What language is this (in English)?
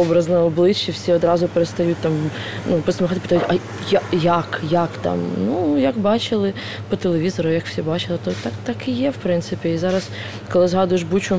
Ukrainian